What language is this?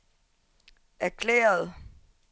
Danish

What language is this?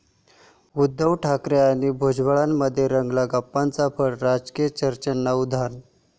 Marathi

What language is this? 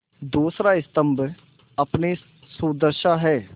Hindi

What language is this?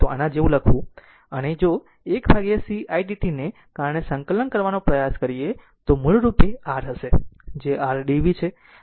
Gujarati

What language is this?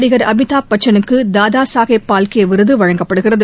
Tamil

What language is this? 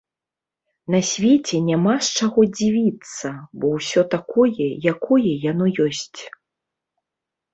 Belarusian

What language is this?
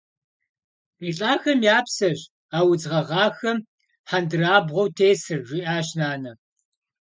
Kabardian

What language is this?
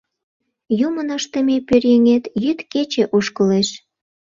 Mari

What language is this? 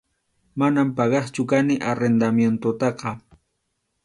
Arequipa-La Unión Quechua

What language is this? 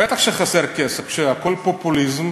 Hebrew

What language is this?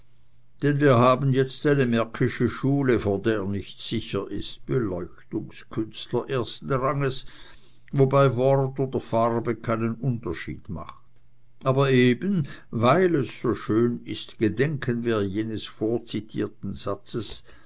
German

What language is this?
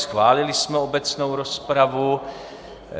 Czech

